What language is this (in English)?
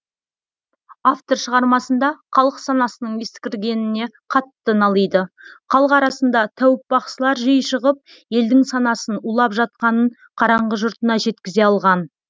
Kazakh